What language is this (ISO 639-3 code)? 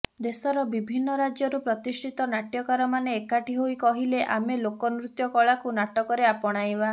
ori